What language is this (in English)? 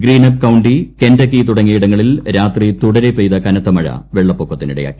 Malayalam